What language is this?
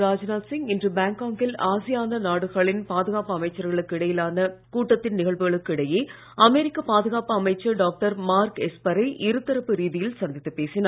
Tamil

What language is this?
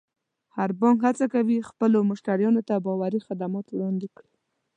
Pashto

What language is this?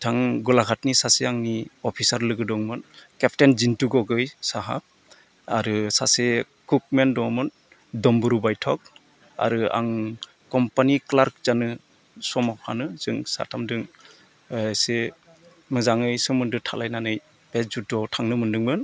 Bodo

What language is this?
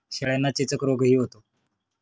Marathi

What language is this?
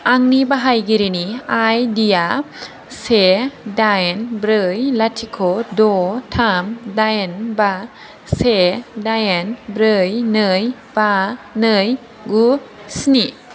Bodo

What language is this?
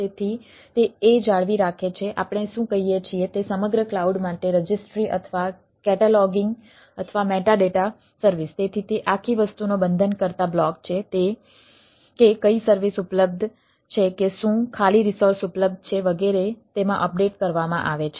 Gujarati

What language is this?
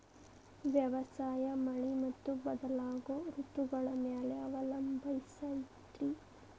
Kannada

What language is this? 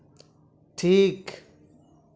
Santali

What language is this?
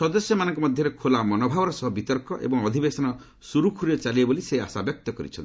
Odia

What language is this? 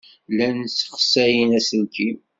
Kabyle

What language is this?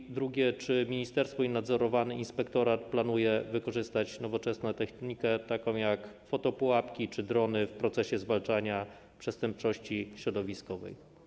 Polish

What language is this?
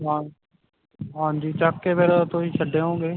Punjabi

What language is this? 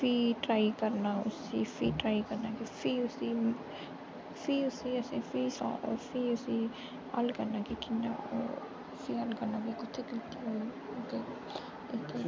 Dogri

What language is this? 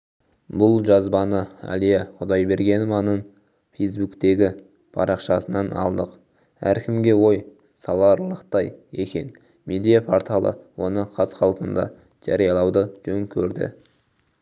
Kazakh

